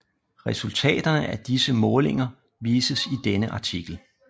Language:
Danish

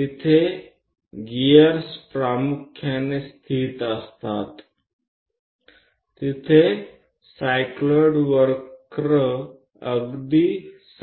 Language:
Gujarati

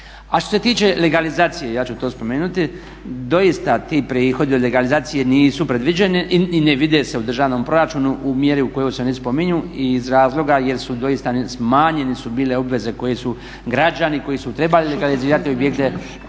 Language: Croatian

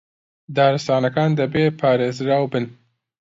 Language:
Central Kurdish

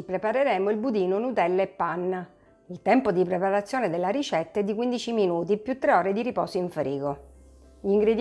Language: Italian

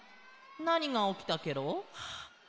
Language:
Japanese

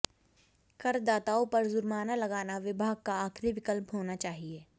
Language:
Hindi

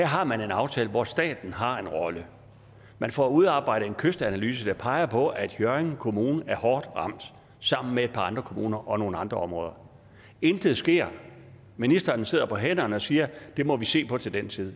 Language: Danish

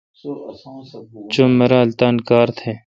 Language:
Kalkoti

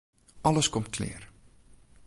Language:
Western Frisian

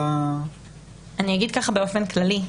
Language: Hebrew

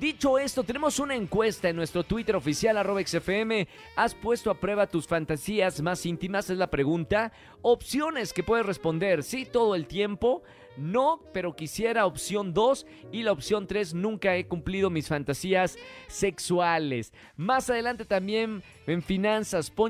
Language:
Spanish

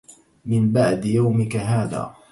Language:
Arabic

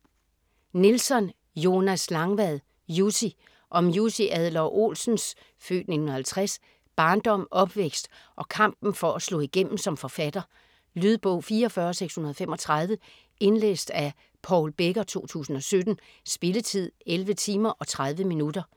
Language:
Danish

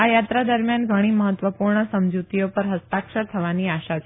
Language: Gujarati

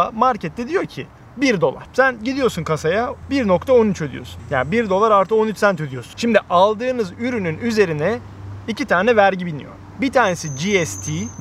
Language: Turkish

